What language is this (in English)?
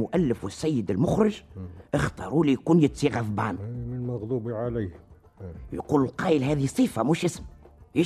Arabic